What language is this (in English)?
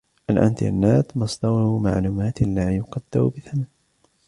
Arabic